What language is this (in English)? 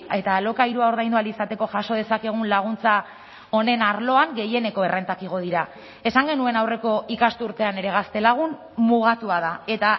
Basque